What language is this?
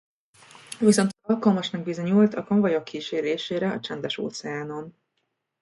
Hungarian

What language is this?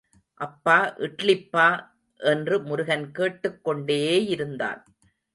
Tamil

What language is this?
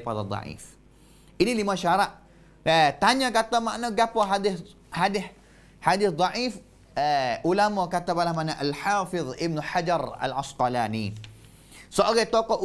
Malay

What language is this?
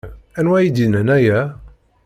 Kabyle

